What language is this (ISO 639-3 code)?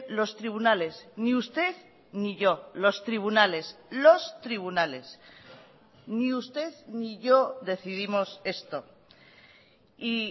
spa